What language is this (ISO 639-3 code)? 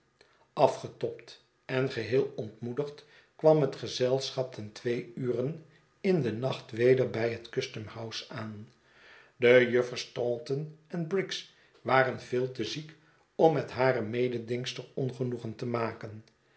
nld